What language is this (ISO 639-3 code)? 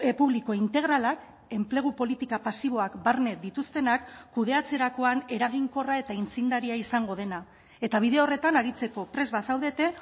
eus